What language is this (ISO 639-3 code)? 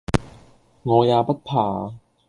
yue